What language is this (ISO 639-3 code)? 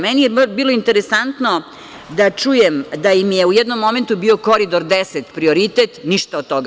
srp